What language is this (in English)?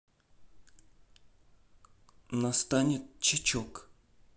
Russian